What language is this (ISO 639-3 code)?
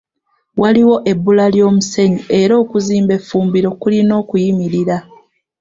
lug